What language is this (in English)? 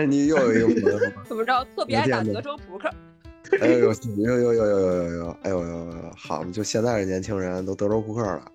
Chinese